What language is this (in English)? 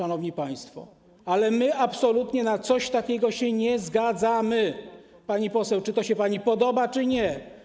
Polish